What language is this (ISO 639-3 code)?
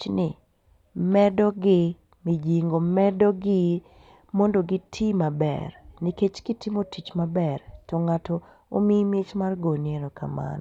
luo